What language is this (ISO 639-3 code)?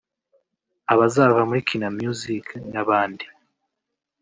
kin